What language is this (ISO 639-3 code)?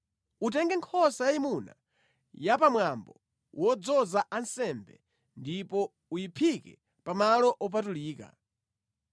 nya